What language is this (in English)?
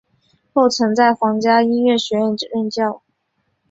Chinese